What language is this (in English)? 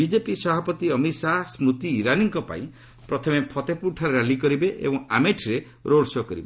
Odia